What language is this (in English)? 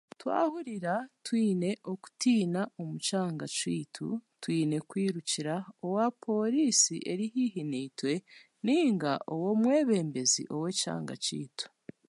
Chiga